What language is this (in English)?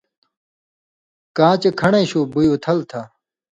Indus Kohistani